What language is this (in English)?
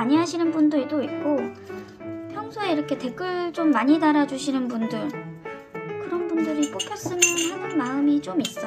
Korean